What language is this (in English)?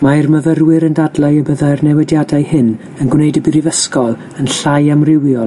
Welsh